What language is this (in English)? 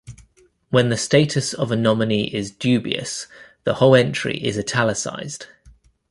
English